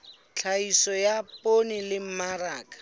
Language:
Southern Sotho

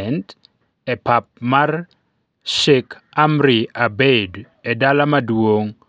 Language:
Luo (Kenya and Tanzania)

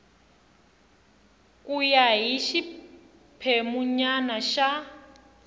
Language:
Tsonga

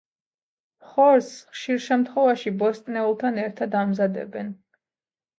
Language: Georgian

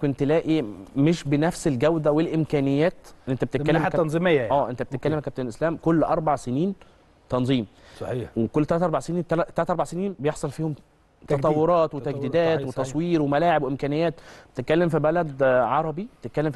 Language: Arabic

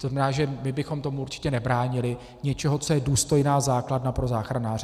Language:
Czech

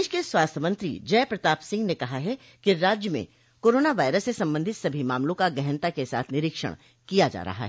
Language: Hindi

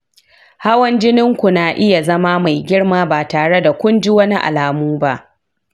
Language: Hausa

